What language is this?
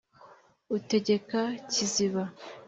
Kinyarwanda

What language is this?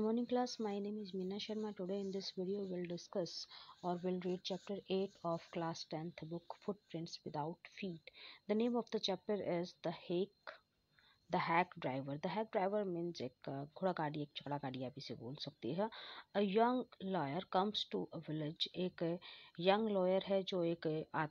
Hindi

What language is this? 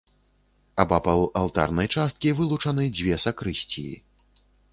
Belarusian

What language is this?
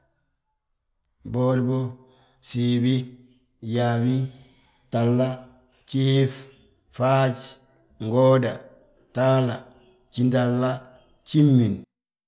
Balanta-Ganja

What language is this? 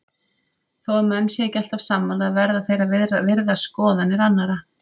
Icelandic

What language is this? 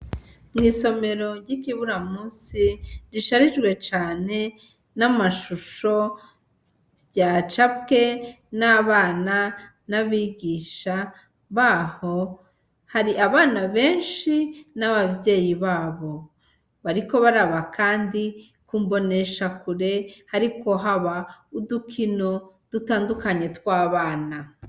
Rundi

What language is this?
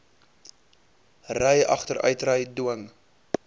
Afrikaans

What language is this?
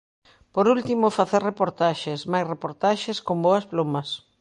Galician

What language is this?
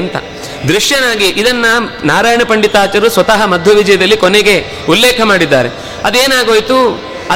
Kannada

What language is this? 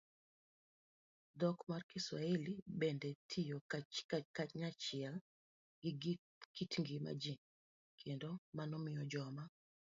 Luo (Kenya and Tanzania)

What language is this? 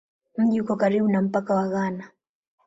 Swahili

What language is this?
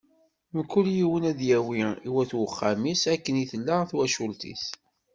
Kabyle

